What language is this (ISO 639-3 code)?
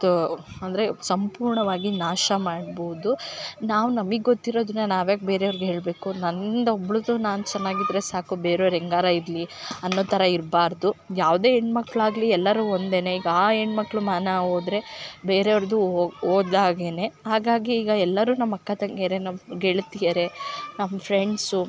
kan